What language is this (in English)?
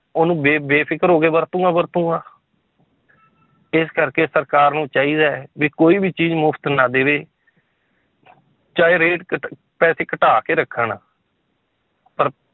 Punjabi